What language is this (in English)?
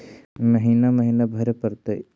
Magahi